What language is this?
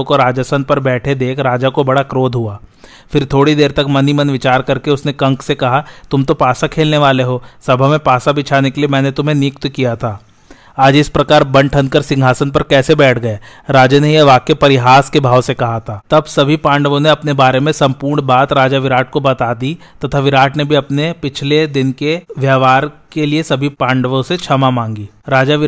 Hindi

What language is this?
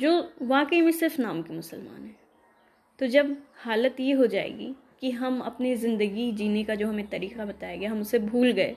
Urdu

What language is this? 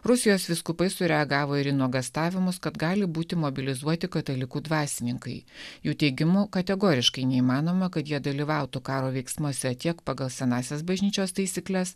Lithuanian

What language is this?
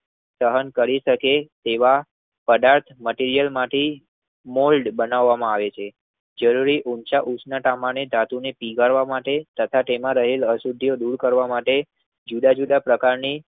Gujarati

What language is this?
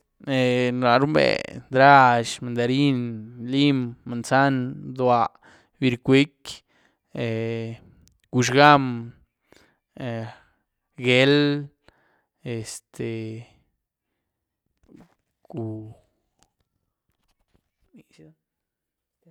Güilá Zapotec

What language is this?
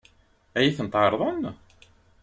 Kabyle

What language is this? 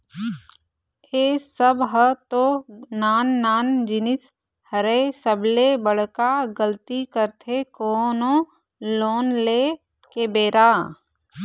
Chhattisgarhi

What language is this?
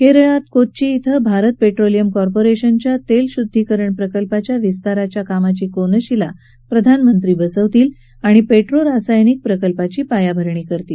Marathi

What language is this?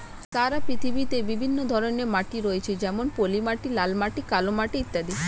Bangla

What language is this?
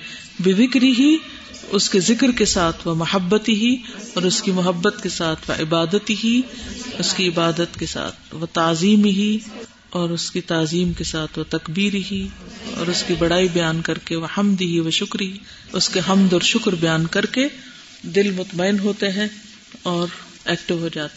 Urdu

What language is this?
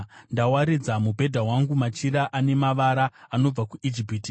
Shona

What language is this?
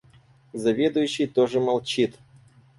Russian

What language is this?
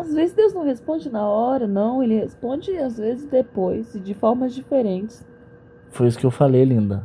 Portuguese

